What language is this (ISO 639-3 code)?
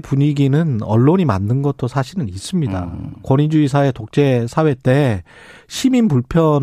kor